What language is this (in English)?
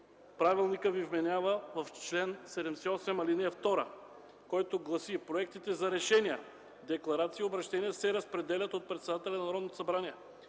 Bulgarian